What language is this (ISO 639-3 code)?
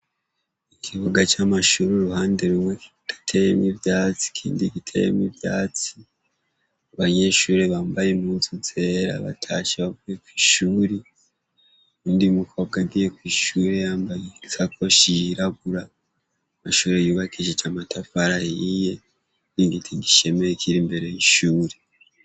run